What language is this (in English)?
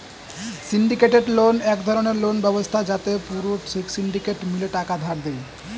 Bangla